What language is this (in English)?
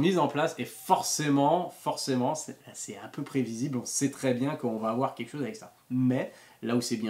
French